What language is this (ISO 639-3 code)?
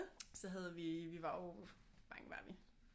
dan